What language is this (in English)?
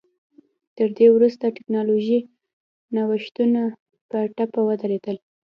Pashto